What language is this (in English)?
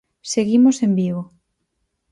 Galician